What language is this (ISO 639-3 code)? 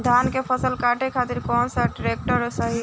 bho